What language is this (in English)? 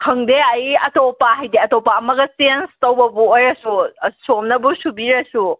Manipuri